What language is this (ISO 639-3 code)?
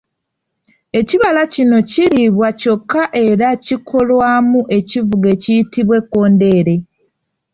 lug